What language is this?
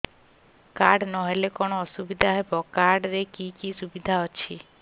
Odia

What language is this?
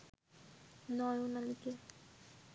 Bangla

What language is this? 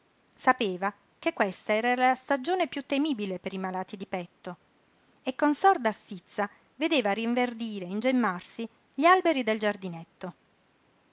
Italian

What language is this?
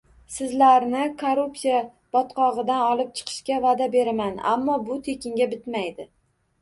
Uzbek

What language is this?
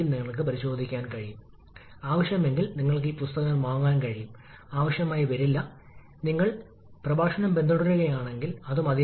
Malayalam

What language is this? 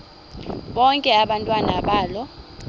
Xhosa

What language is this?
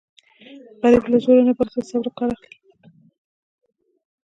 Pashto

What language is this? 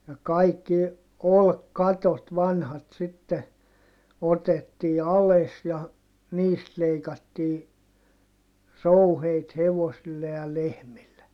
Finnish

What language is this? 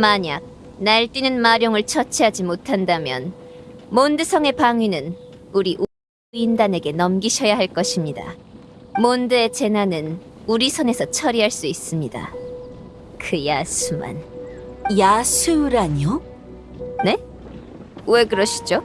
Korean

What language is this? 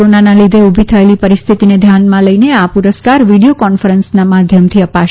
Gujarati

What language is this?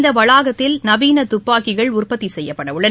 Tamil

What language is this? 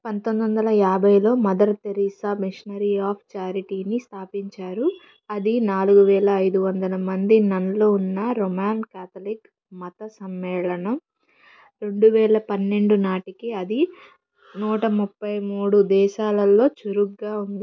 Telugu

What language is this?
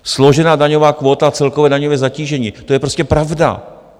Czech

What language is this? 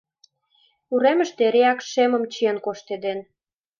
Mari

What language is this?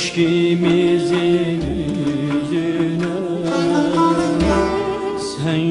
Arabic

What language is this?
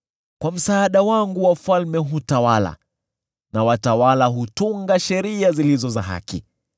Swahili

